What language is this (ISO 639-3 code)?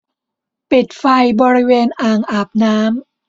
tha